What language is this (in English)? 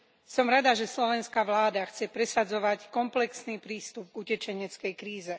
Slovak